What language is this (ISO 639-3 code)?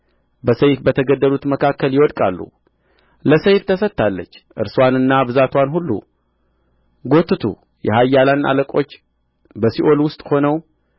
amh